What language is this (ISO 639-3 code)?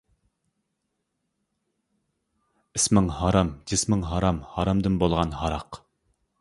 uig